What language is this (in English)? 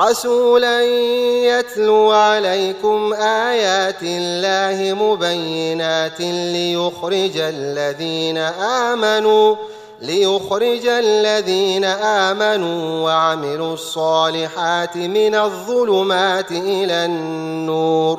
Arabic